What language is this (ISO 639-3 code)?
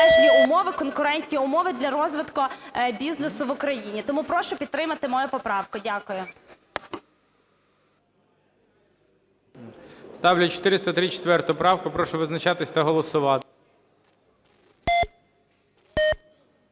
ukr